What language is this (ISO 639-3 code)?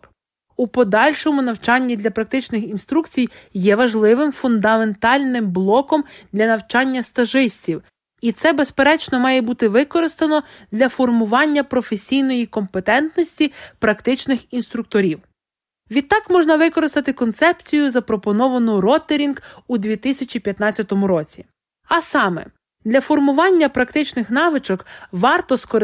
ukr